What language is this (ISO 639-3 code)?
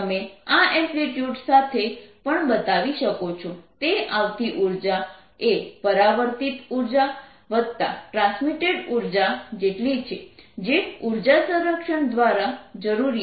guj